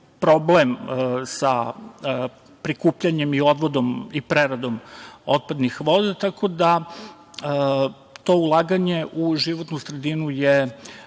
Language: Serbian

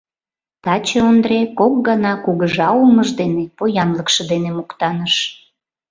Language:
Mari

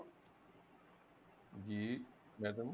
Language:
Punjabi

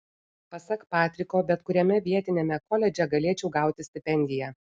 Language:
Lithuanian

